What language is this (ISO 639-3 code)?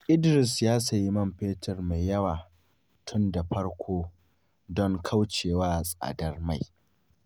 hau